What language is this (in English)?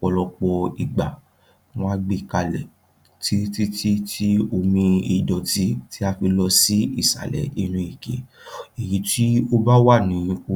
Yoruba